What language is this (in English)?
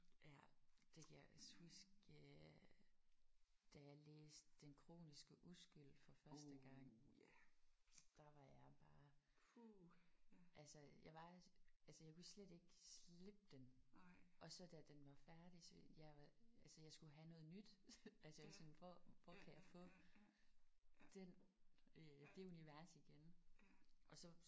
Danish